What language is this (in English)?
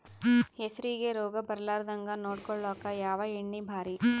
Kannada